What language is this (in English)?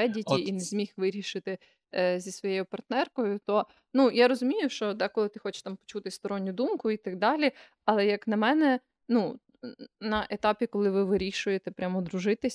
Ukrainian